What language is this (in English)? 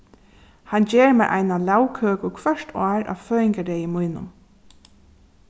Faroese